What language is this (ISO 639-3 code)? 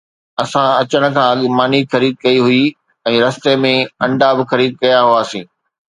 snd